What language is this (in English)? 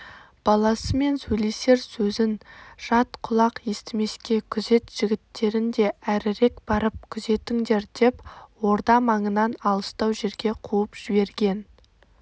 Kazakh